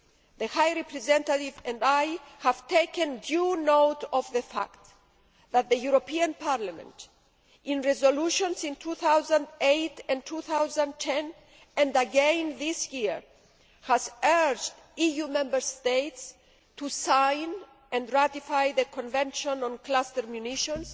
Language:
English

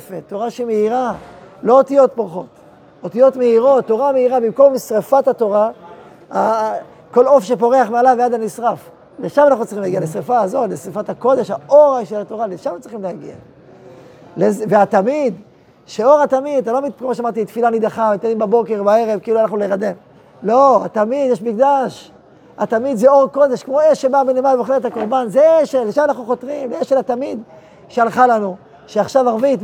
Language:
Hebrew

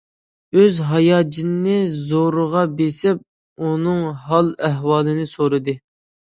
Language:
Uyghur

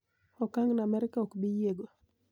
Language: Luo (Kenya and Tanzania)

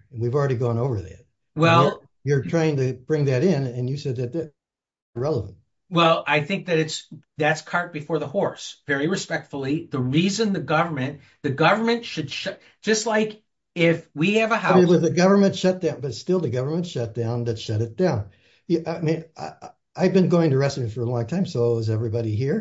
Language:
English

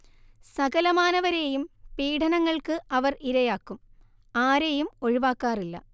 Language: Malayalam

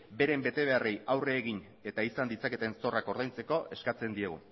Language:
Basque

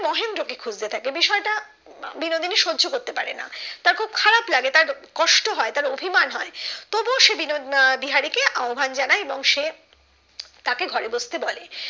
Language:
Bangla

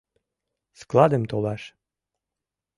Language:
Mari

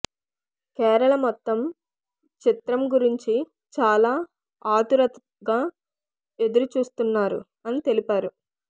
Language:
Telugu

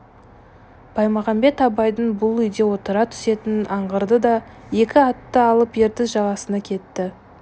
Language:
Kazakh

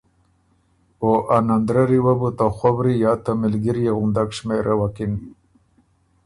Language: Ormuri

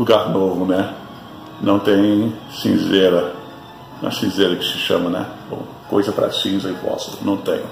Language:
Portuguese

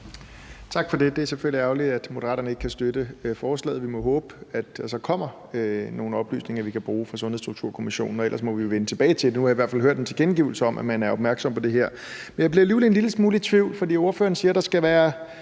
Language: Danish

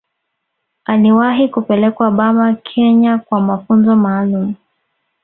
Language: Swahili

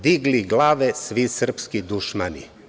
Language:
Serbian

